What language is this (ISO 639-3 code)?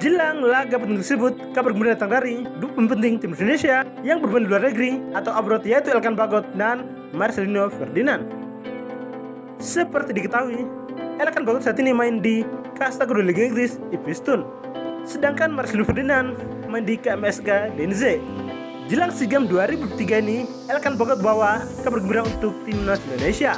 ind